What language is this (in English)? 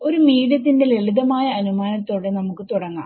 Malayalam